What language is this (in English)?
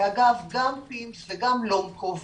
Hebrew